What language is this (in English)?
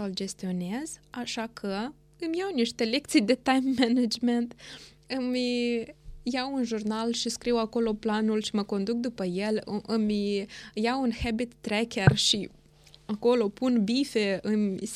Romanian